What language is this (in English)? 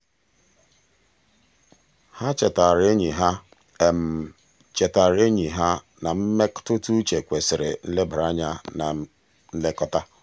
Igbo